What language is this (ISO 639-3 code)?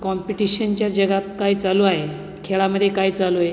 mar